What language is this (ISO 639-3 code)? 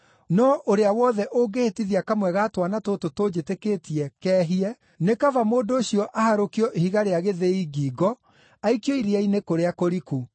kik